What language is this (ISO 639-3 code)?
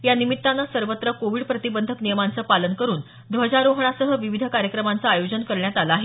mar